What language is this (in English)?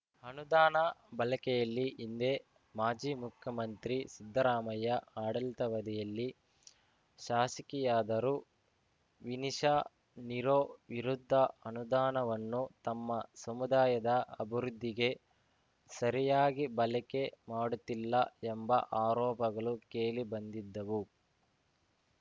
Kannada